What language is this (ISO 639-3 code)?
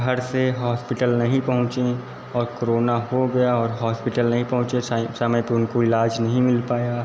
hin